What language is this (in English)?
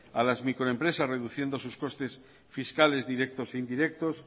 Spanish